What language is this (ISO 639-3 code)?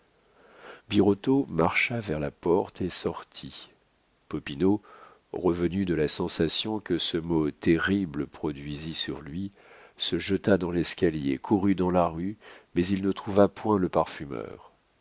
fra